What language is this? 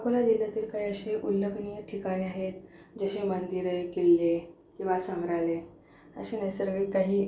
Marathi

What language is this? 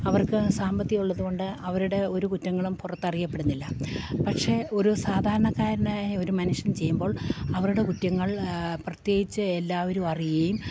Malayalam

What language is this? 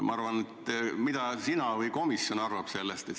Estonian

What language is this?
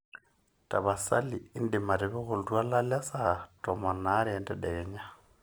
Masai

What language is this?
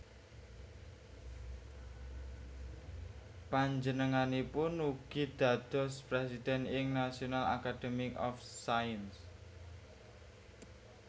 Javanese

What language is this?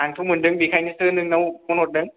Bodo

